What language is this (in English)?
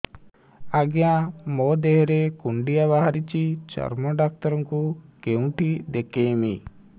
Odia